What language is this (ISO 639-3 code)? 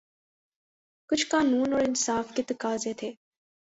urd